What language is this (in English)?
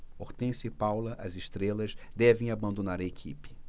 Portuguese